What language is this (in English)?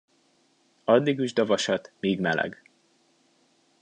Hungarian